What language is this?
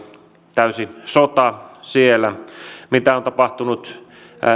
Finnish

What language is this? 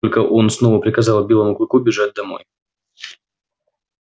Russian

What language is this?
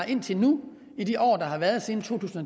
Danish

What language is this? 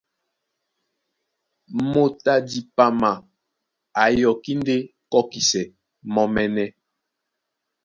Duala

